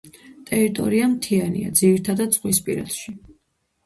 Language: Georgian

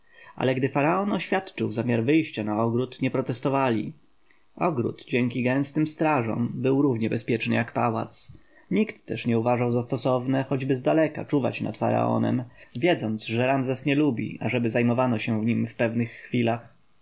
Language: Polish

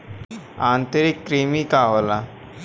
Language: Bhojpuri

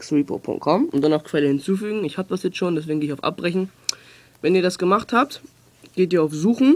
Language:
German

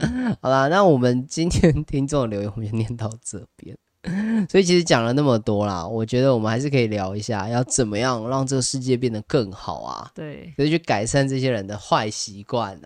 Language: Chinese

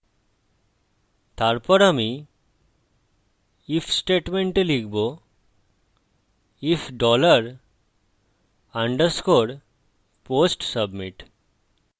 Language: Bangla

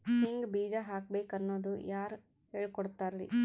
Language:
Kannada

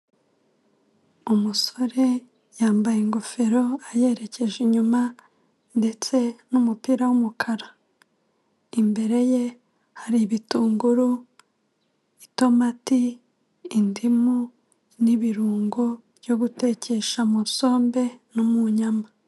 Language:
Kinyarwanda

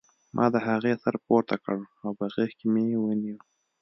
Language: Pashto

